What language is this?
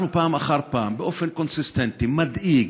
Hebrew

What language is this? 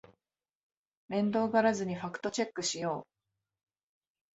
Japanese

